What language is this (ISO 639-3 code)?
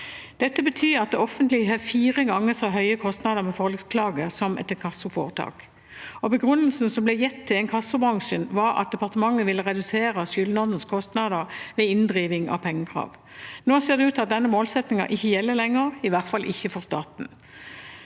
nor